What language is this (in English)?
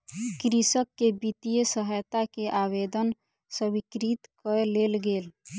Maithili